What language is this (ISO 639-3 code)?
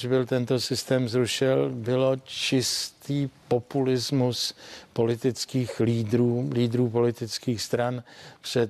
ces